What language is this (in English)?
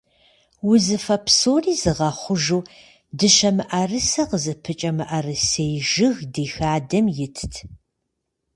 Kabardian